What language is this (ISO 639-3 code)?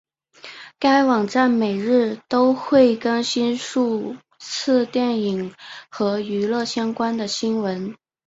zho